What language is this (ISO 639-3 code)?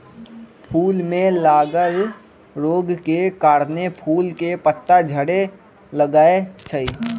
mag